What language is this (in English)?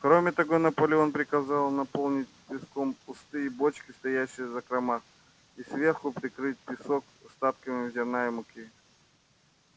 Russian